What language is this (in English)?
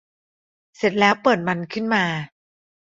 Thai